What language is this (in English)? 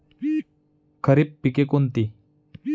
Marathi